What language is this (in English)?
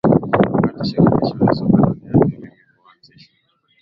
Swahili